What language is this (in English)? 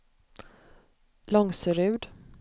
Swedish